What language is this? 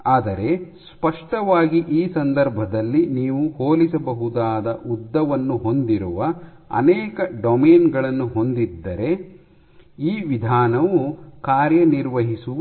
Kannada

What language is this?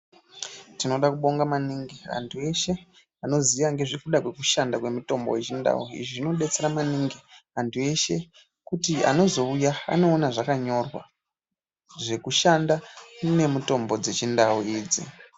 Ndau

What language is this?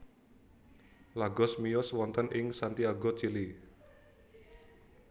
Javanese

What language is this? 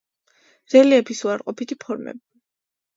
Georgian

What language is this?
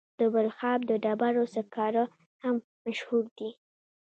Pashto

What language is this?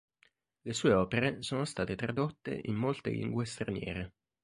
Italian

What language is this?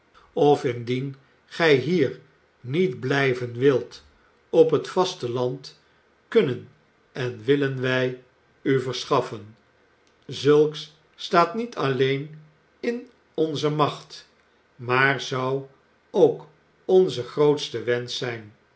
Dutch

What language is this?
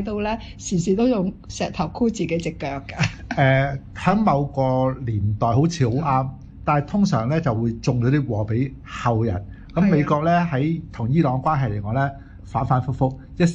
Chinese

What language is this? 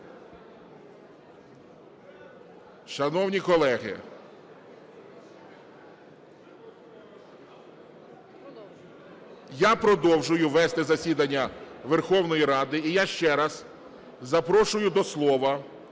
Ukrainian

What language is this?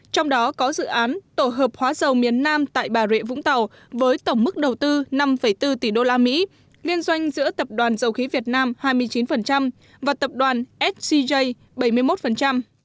Vietnamese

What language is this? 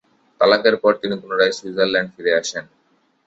Bangla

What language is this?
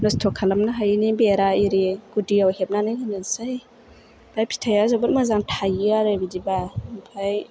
Bodo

